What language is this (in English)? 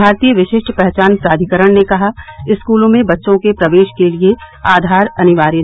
Hindi